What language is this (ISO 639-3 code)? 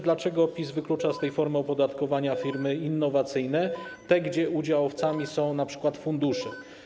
pol